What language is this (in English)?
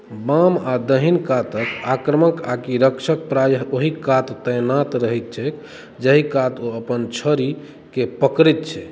Maithili